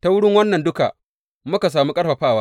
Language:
Hausa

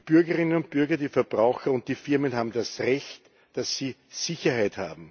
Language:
German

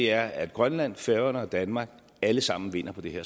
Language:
Danish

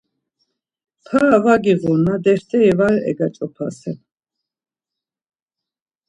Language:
Laz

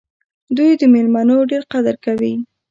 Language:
Pashto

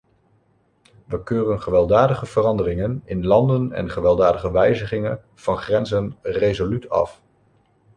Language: Dutch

